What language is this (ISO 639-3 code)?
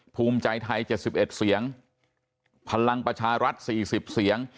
tha